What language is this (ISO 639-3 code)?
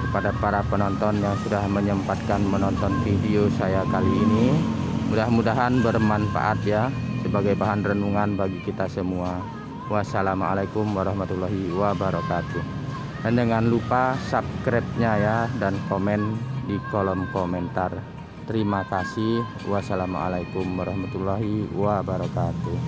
ind